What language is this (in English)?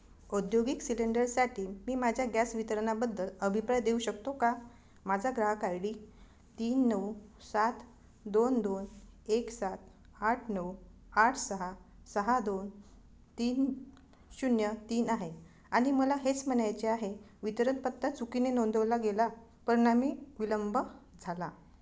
Marathi